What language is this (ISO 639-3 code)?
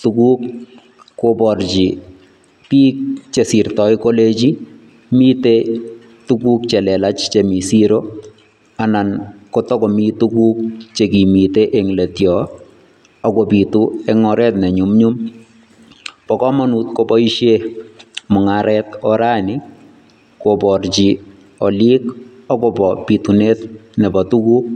kln